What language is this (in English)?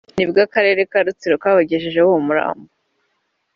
Kinyarwanda